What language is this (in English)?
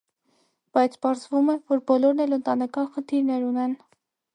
Armenian